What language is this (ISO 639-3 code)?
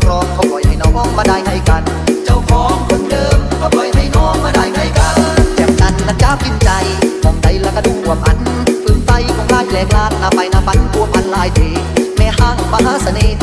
tha